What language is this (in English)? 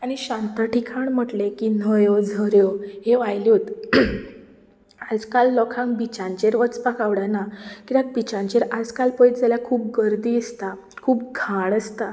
Konkani